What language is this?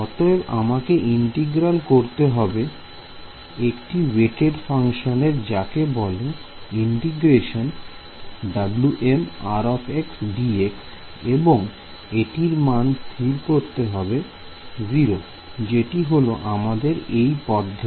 Bangla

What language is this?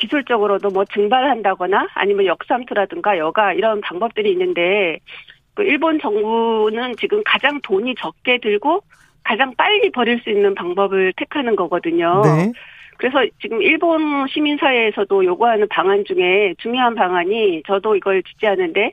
Korean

